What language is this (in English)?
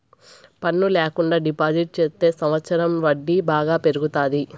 Telugu